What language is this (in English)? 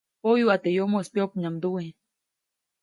Copainalá Zoque